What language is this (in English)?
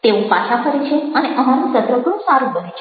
Gujarati